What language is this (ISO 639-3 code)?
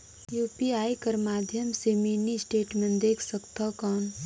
hne